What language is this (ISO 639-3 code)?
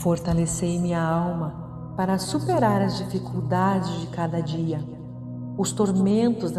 por